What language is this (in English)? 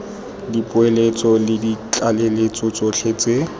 Tswana